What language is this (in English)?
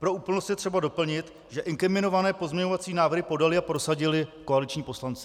Czech